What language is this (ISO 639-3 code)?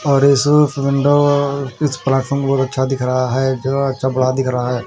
hin